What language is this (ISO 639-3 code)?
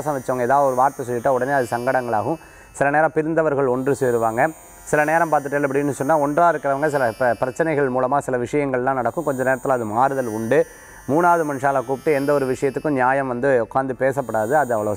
hin